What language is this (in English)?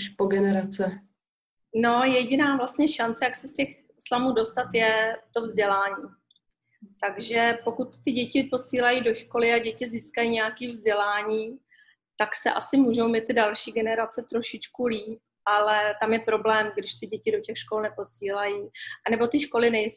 Czech